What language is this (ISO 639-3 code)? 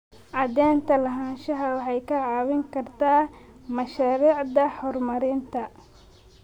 som